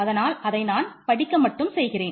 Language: Tamil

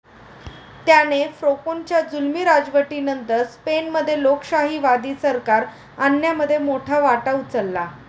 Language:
Marathi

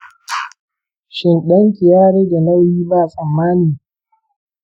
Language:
Hausa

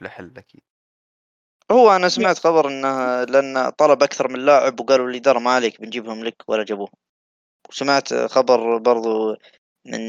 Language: Arabic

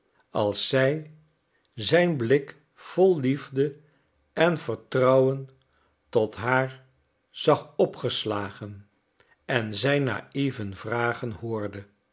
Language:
Dutch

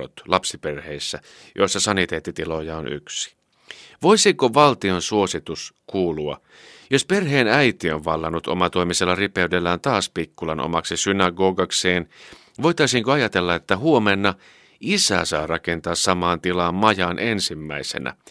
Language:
Finnish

